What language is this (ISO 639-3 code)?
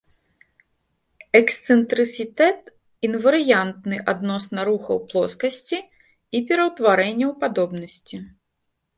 bel